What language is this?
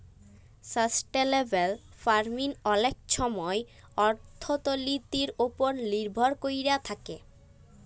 Bangla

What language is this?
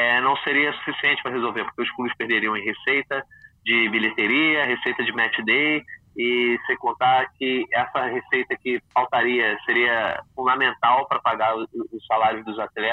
Portuguese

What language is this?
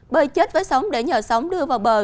Vietnamese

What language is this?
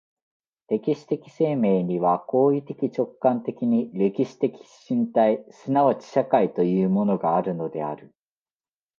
Japanese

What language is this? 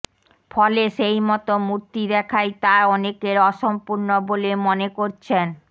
Bangla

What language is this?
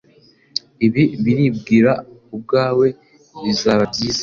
Kinyarwanda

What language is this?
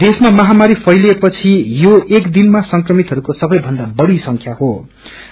Nepali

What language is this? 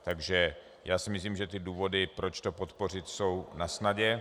Czech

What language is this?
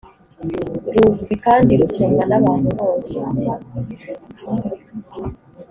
Kinyarwanda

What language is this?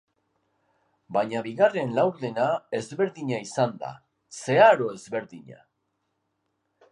Basque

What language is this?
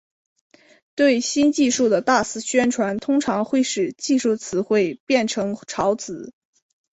Chinese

